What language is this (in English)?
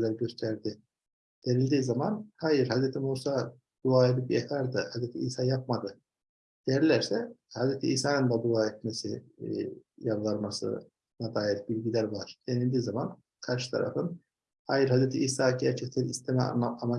Turkish